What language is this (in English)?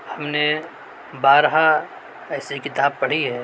Urdu